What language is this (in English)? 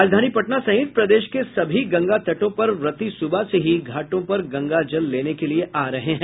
Hindi